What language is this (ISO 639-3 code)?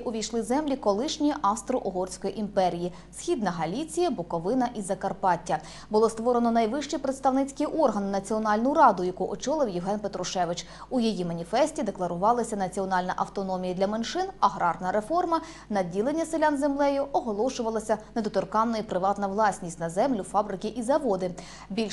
ukr